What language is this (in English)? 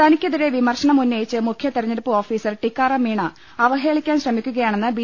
Malayalam